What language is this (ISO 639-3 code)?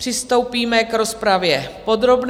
ces